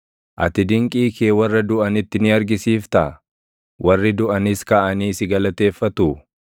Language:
Oromo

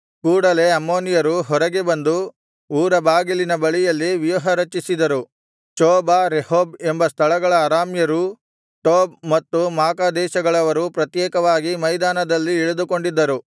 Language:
Kannada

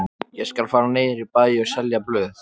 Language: Icelandic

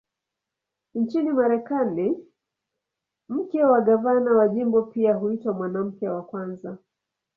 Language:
Swahili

